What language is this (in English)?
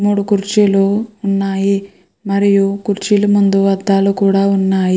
Telugu